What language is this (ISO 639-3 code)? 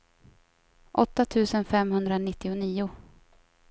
swe